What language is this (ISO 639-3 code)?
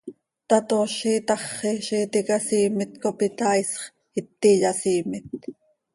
sei